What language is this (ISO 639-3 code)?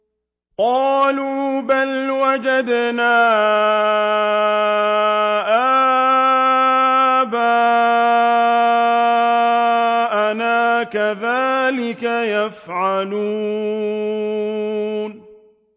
ara